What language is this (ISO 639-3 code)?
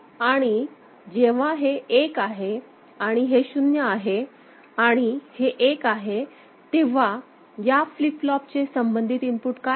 mar